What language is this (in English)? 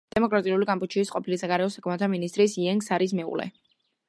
Georgian